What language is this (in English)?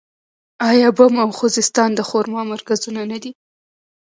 Pashto